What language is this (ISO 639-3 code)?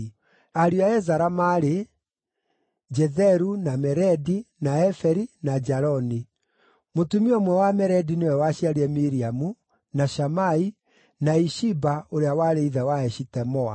kik